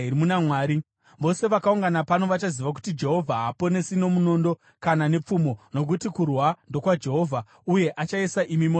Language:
Shona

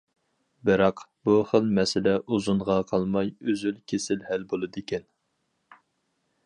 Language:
Uyghur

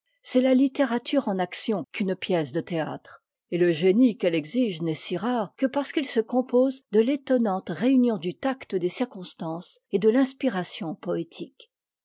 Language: French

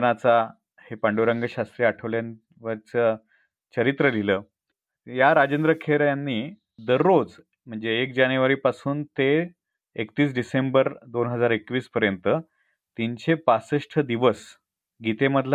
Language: Marathi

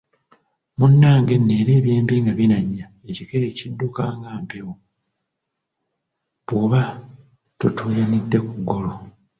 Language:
Ganda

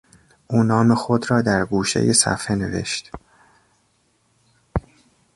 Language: Persian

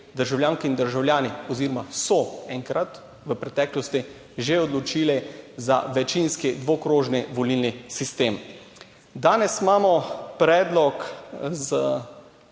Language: Slovenian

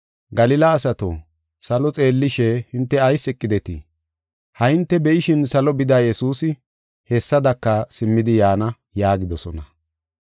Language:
Gofa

